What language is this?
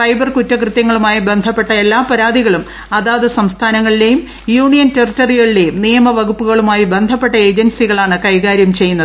Malayalam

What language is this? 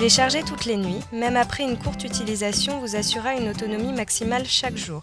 French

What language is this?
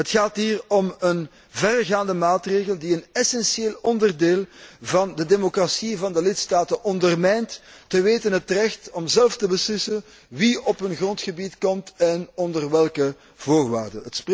Dutch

